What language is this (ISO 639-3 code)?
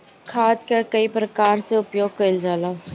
bho